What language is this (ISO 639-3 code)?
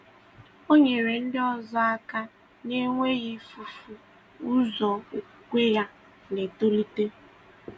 ibo